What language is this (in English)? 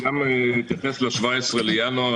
Hebrew